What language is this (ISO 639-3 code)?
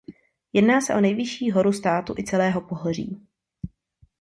ces